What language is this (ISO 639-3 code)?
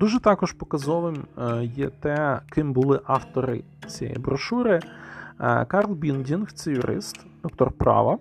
ukr